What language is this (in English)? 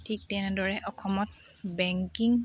Assamese